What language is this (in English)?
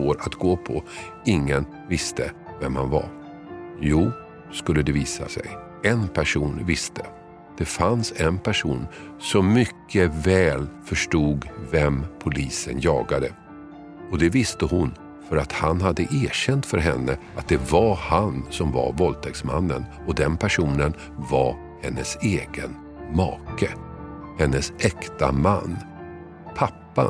Swedish